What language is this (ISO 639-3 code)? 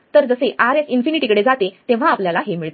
mar